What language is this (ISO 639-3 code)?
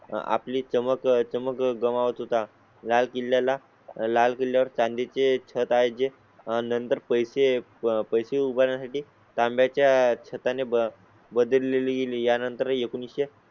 mar